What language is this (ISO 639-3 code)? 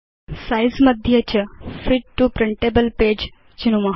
san